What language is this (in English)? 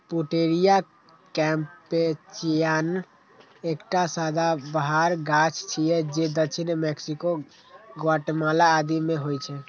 Maithili